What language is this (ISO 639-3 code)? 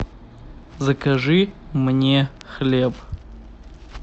rus